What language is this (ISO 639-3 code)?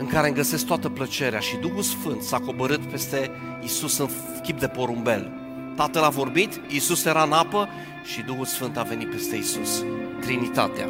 ron